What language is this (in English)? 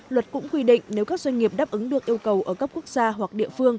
Vietnamese